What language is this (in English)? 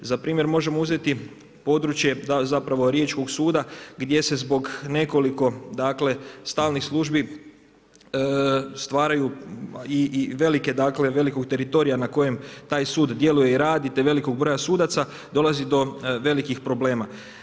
Croatian